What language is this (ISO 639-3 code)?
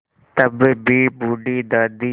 hin